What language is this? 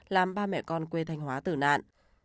Vietnamese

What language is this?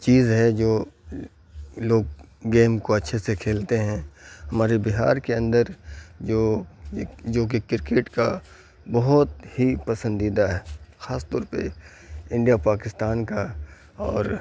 Urdu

